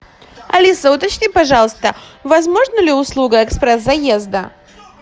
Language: Russian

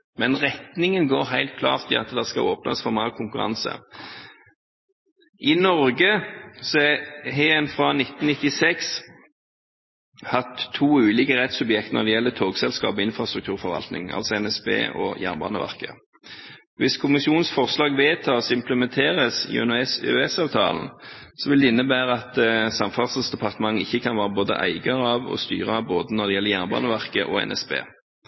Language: Norwegian Bokmål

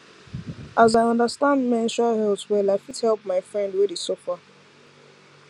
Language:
Nigerian Pidgin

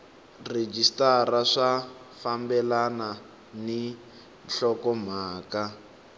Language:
Tsonga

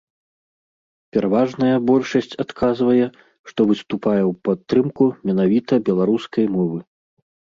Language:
Belarusian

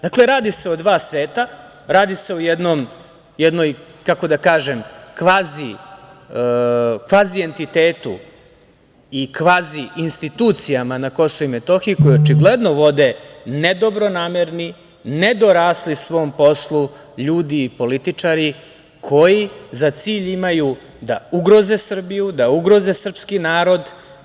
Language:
Serbian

